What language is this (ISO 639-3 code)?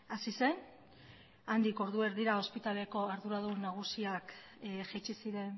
eus